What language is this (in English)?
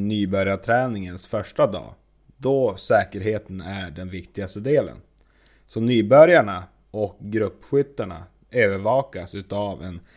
Swedish